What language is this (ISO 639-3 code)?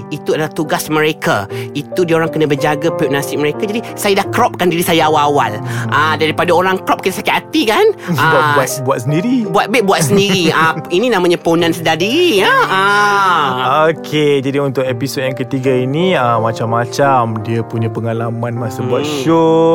msa